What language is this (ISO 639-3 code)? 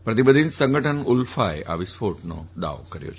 guj